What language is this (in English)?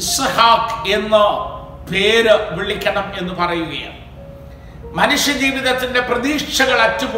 Malayalam